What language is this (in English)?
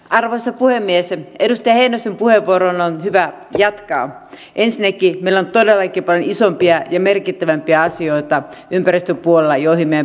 Finnish